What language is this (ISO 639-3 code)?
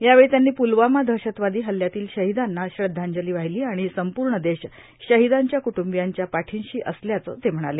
mar